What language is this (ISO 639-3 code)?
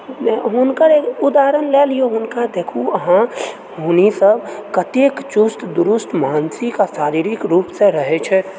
mai